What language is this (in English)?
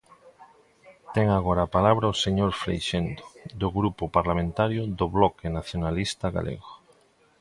Galician